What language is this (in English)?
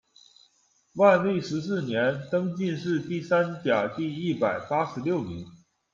Chinese